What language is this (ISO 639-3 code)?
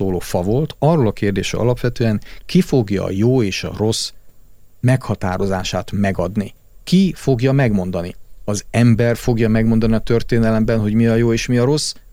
hun